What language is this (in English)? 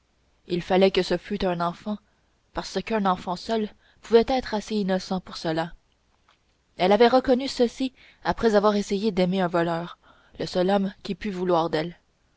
French